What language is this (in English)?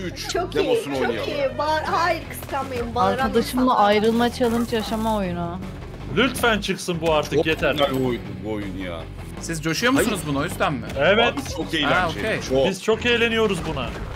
Turkish